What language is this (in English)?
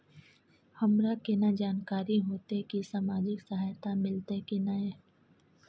Maithili